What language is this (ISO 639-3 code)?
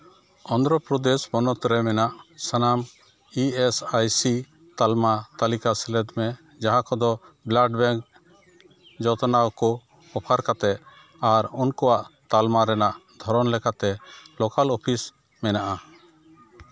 sat